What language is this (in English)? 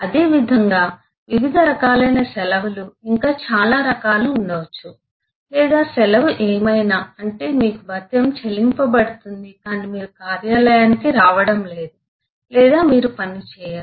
Telugu